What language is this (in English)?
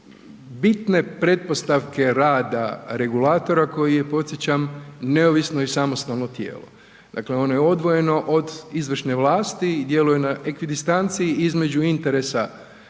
Croatian